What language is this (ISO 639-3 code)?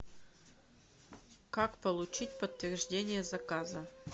rus